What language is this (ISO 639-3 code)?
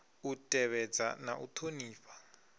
ven